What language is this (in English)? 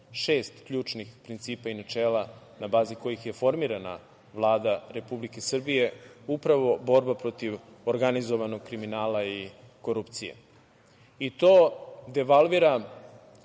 Serbian